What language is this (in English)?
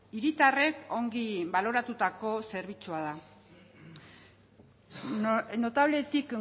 Basque